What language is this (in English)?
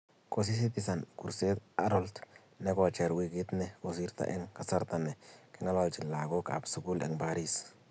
Kalenjin